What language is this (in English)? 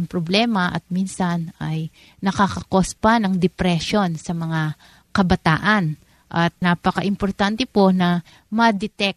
Filipino